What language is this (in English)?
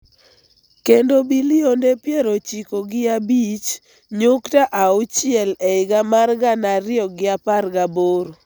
Luo (Kenya and Tanzania)